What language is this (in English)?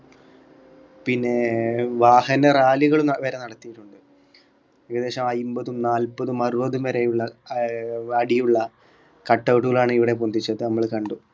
Malayalam